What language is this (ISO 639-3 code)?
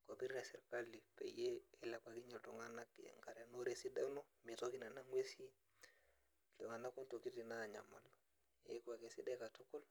mas